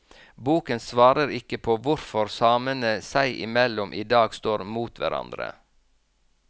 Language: Norwegian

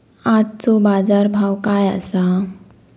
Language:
Marathi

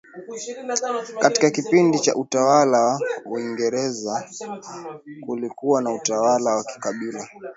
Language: Swahili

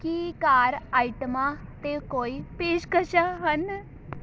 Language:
Punjabi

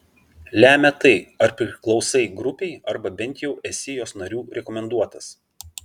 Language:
Lithuanian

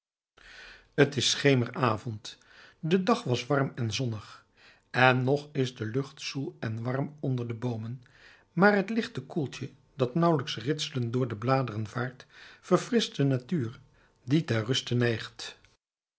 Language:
Dutch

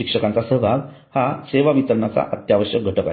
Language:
Marathi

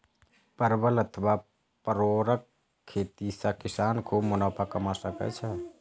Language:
Maithili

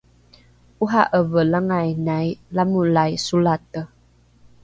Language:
Rukai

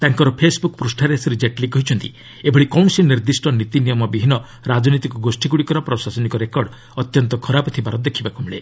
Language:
Odia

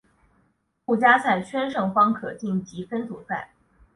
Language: Chinese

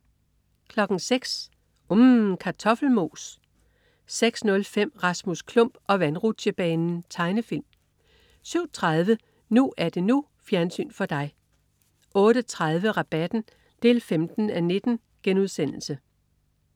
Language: Danish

